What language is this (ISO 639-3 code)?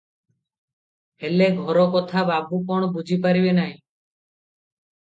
ori